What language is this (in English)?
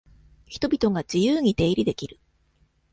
Japanese